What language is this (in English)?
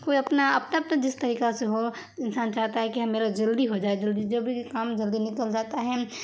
Urdu